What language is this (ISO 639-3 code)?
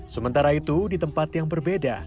ind